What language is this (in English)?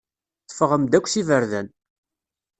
Kabyle